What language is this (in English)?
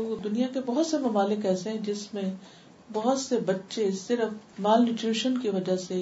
Urdu